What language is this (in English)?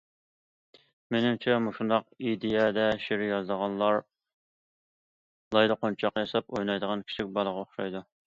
Uyghur